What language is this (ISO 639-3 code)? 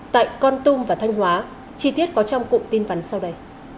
vie